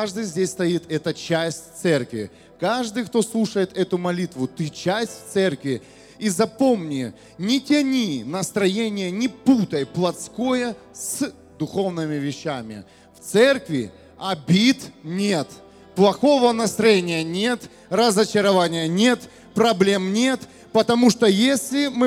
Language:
Russian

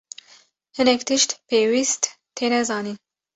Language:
Kurdish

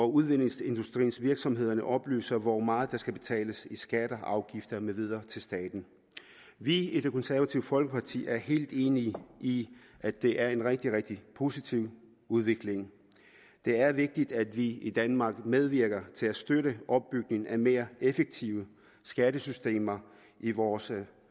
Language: Danish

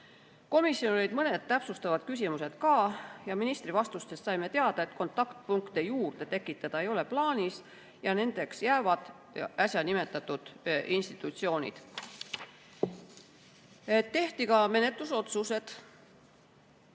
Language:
Estonian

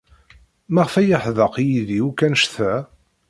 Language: Kabyle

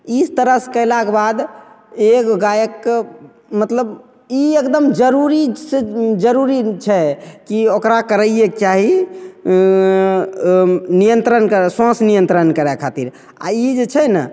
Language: Maithili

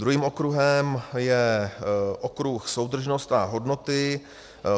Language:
Czech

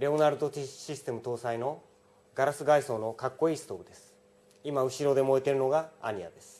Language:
Japanese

